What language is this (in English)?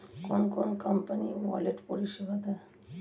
Bangla